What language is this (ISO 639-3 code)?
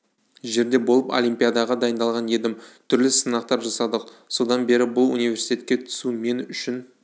kaz